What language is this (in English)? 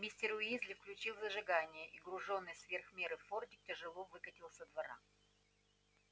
Russian